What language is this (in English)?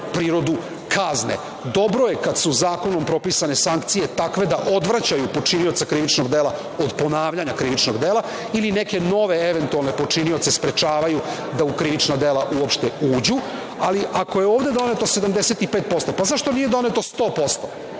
Serbian